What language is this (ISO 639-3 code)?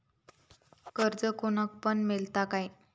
mar